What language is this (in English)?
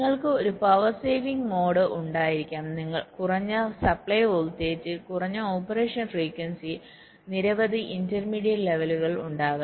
Malayalam